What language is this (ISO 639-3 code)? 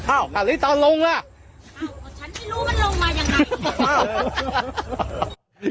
tha